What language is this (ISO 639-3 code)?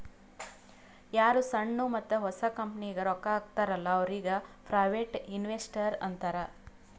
kan